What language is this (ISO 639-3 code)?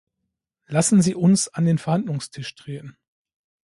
deu